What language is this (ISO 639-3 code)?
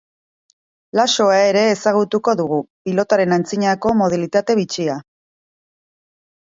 eus